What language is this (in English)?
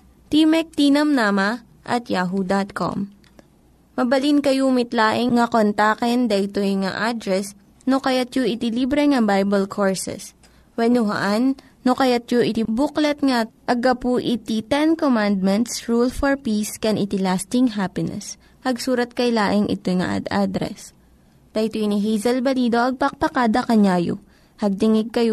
Filipino